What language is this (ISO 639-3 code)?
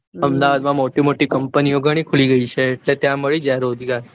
guj